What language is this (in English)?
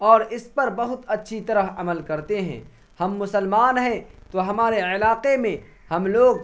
Urdu